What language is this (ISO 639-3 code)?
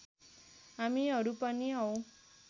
nep